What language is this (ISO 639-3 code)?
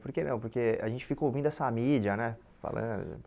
por